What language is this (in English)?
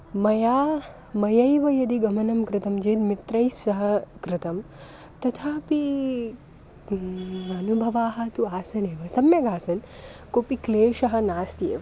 Sanskrit